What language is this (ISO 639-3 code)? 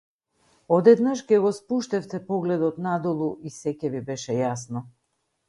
mkd